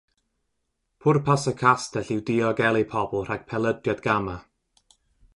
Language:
Welsh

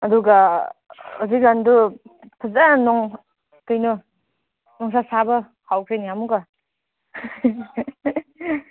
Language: Manipuri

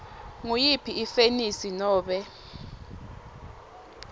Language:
Swati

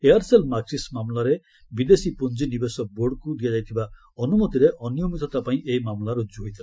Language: Odia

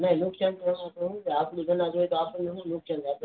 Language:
Gujarati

